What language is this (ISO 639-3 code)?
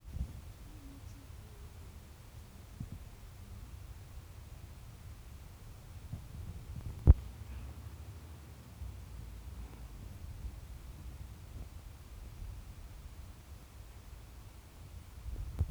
kln